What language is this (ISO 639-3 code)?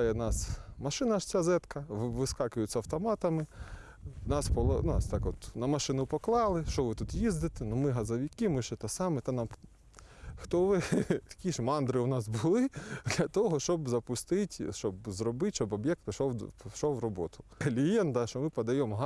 ukr